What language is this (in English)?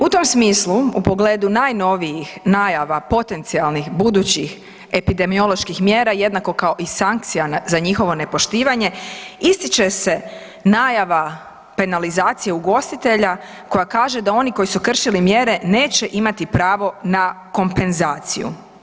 Croatian